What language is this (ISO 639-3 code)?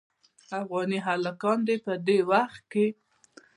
pus